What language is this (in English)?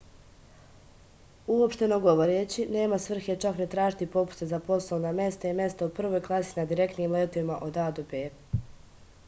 Serbian